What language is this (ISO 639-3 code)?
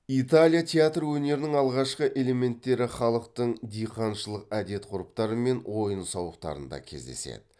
kaz